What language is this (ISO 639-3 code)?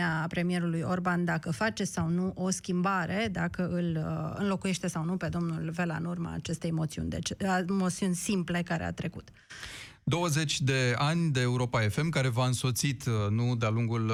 ron